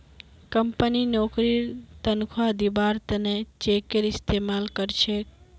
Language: Magahi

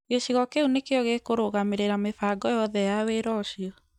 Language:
Kikuyu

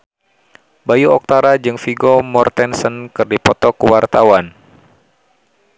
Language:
Sundanese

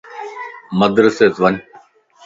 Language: Lasi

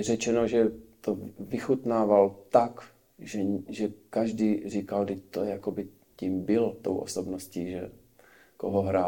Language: Czech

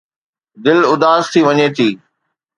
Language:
Sindhi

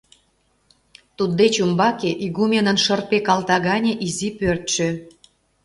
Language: Mari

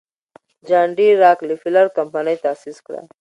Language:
Pashto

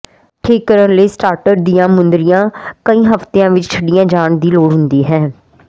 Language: Punjabi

